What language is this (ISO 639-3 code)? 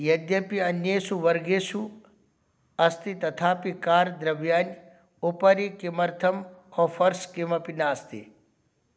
san